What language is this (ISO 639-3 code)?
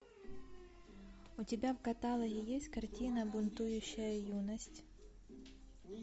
rus